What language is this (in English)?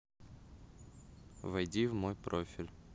Russian